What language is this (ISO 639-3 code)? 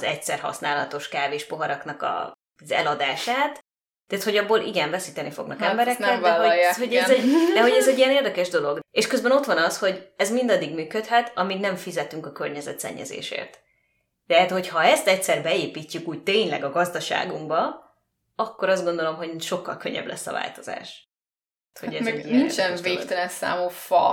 hun